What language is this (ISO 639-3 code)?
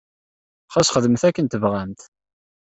kab